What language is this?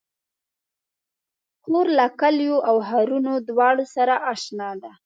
Pashto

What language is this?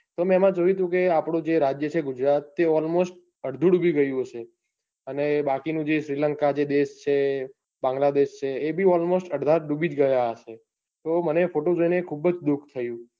Gujarati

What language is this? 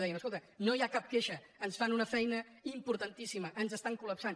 Catalan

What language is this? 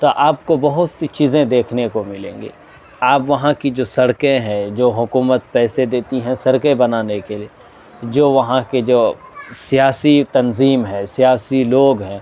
Urdu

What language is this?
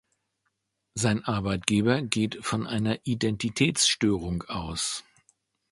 German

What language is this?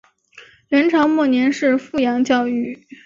Chinese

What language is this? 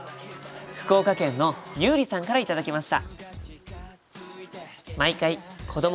Japanese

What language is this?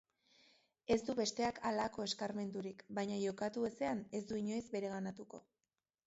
Basque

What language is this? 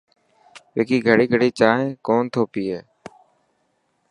Dhatki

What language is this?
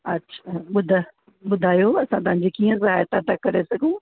Sindhi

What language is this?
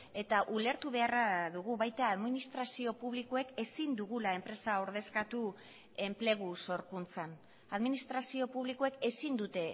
Basque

